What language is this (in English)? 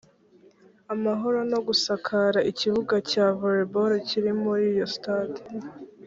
Kinyarwanda